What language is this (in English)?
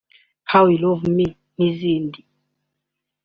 Kinyarwanda